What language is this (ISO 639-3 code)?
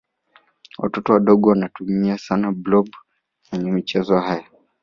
swa